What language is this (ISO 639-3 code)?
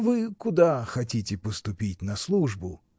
rus